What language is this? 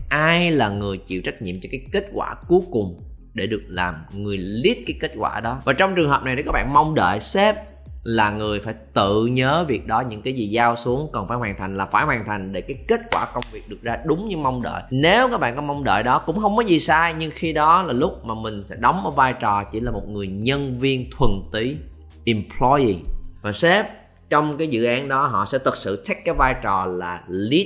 Vietnamese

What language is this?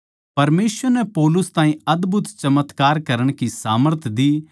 Haryanvi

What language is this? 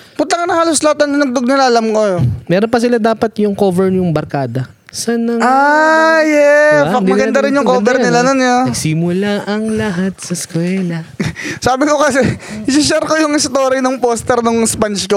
Filipino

